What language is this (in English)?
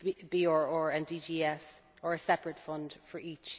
English